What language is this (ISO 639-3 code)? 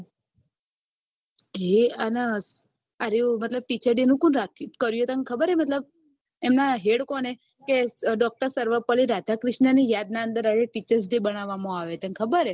guj